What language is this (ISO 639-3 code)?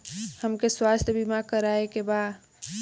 bho